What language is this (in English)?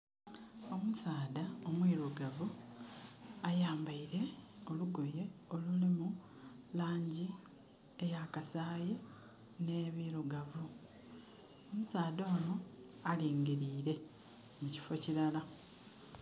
Soga